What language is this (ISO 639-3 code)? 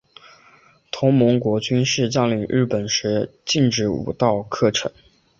zho